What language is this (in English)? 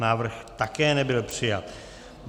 Czech